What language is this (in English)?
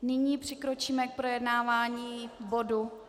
Czech